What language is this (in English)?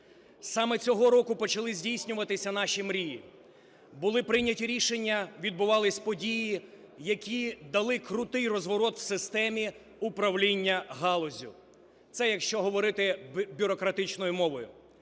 Ukrainian